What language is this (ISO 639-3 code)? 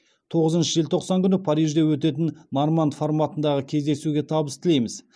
kaz